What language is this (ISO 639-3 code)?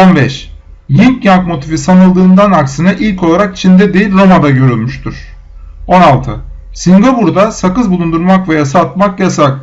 tur